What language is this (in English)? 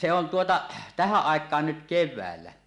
Finnish